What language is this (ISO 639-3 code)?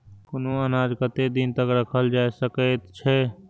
mai